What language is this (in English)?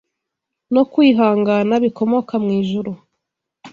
Kinyarwanda